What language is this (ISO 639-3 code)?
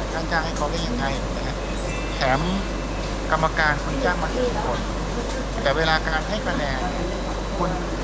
tha